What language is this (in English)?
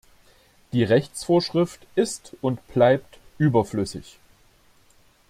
German